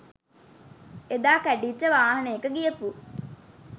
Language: Sinhala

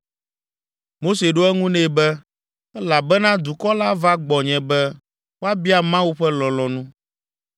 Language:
Ewe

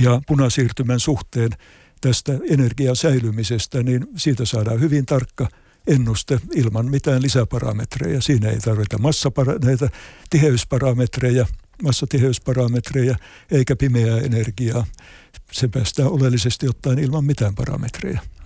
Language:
Finnish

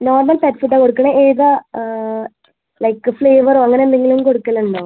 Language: Malayalam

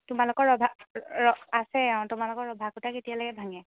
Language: Assamese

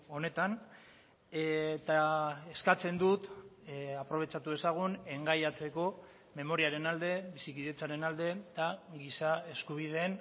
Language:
Basque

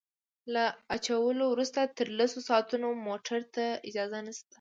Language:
Pashto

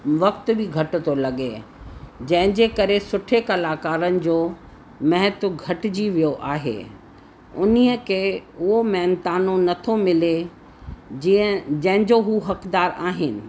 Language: Sindhi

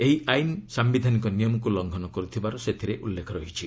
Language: Odia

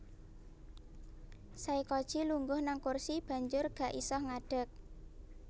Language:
Javanese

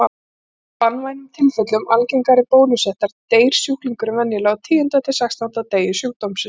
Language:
Icelandic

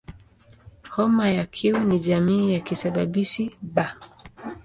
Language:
Swahili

